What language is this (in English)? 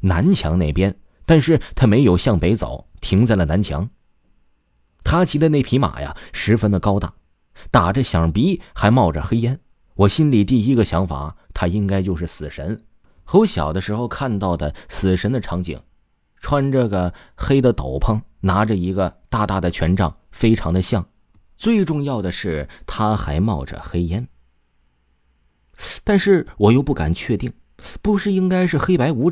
Chinese